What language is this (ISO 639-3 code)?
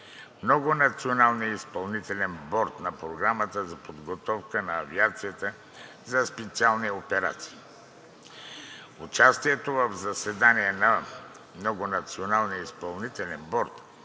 bul